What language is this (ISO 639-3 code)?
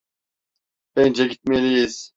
tur